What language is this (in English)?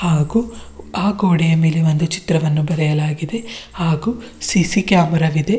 Kannada